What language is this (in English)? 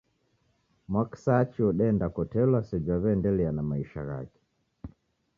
Taita